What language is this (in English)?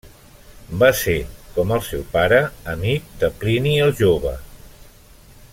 Catalan